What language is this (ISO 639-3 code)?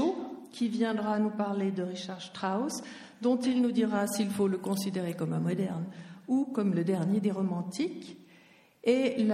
fra